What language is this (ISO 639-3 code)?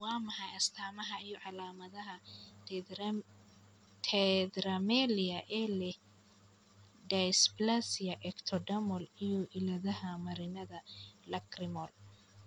som